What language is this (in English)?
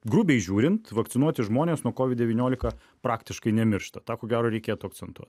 Lithuanian